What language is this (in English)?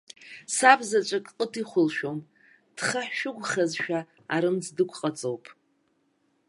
Abkhazian